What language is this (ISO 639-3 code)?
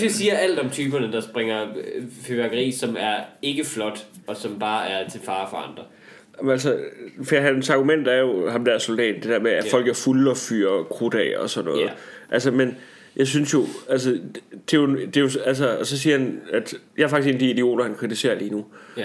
dan